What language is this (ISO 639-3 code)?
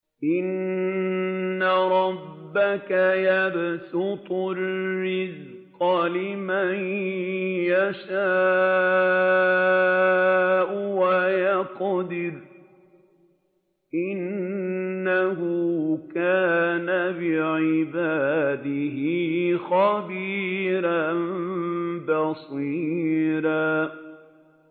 ara